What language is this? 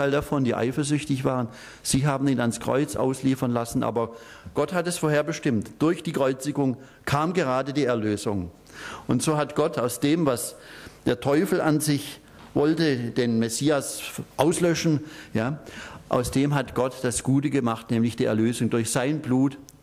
German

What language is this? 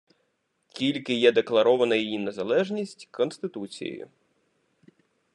Ukrainian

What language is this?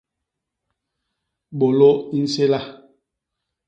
Basaa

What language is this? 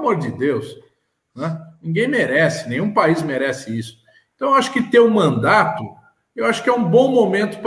Portuguese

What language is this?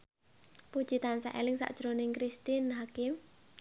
Javanese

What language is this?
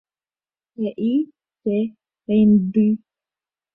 Guarani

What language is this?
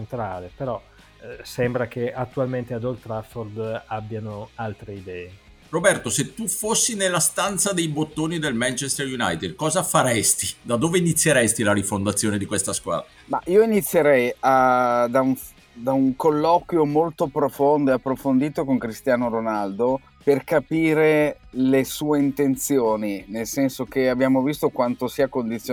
Italian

